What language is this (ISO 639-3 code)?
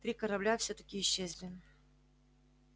rus